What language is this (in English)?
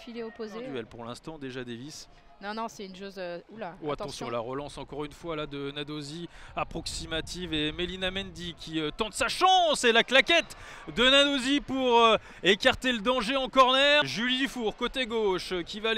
French